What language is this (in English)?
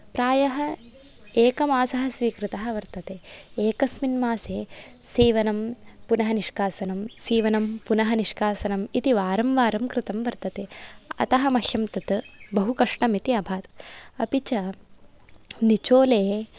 Sanskrit